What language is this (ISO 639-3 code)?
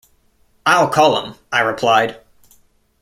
eng